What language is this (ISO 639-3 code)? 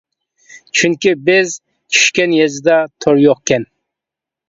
uig